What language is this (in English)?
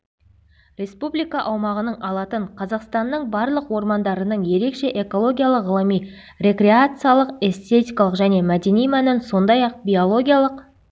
Kazakh